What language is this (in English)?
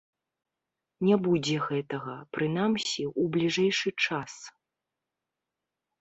Belarusian